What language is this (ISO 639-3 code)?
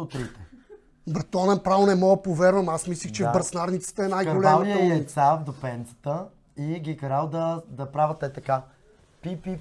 bul